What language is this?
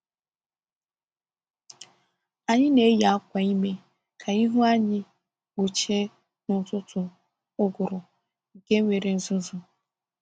Igbo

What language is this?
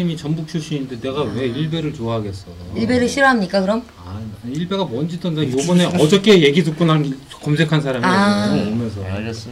Korean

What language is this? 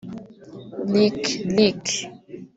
Kinyarwanda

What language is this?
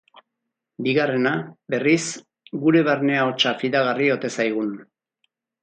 Basque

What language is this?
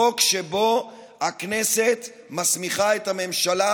Hebrew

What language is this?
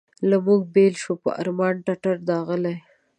Pashto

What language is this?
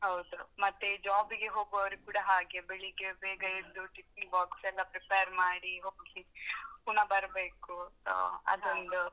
Kannada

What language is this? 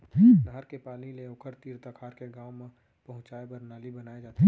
Chhattisgarhi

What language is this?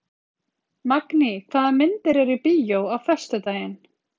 Icelandic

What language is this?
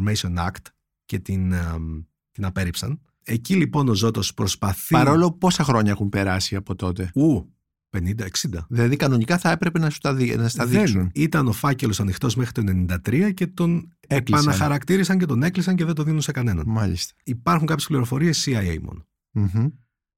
Greek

